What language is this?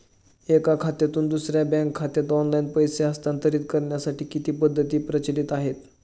Marathi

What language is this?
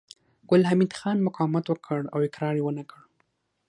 Pashto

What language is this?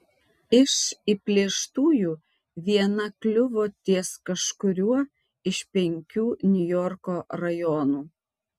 Lithuanian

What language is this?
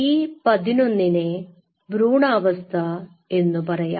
Malayalam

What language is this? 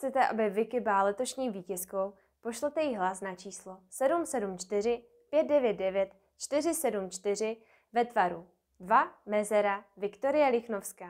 Czech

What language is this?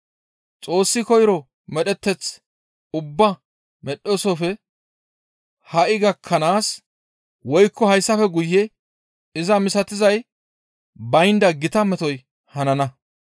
Gamo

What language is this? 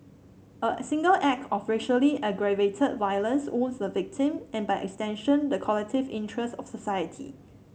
English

